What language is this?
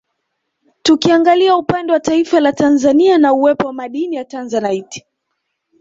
Swahili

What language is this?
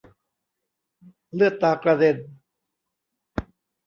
Thai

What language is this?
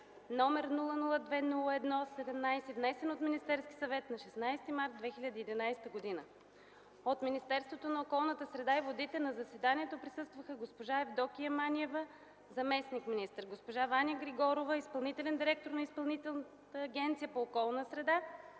Bulgarian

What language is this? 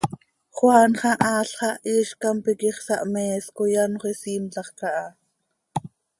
Seri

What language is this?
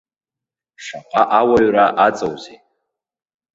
Abkhazian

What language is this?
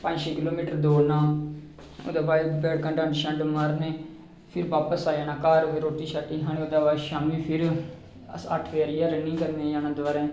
Dogri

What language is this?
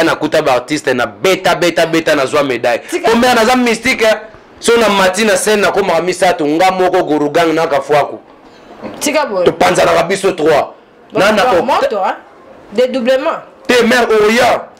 French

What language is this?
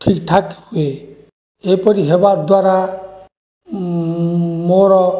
Odia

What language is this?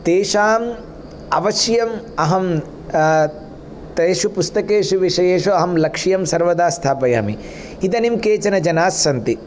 Sanskrit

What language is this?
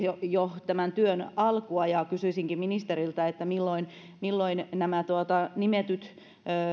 Finnish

